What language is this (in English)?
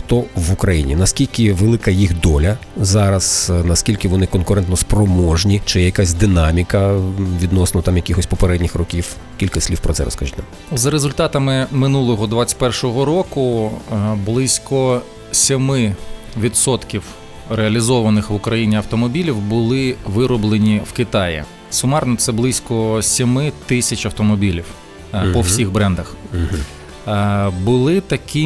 Ukrainian